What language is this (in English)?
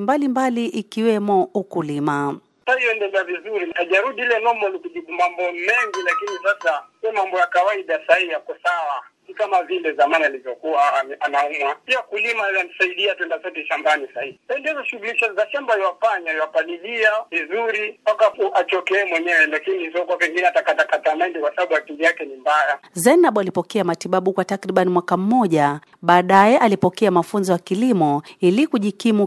Swahili